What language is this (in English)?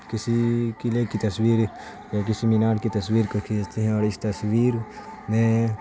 Urdu